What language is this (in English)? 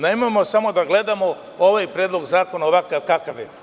Serbian